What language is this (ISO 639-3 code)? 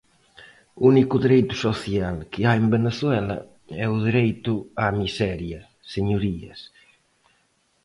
glg